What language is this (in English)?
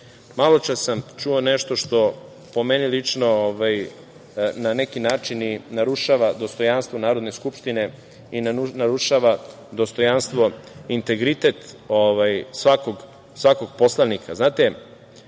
Serbian